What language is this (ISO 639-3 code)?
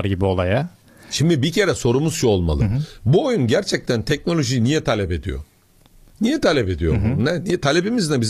tur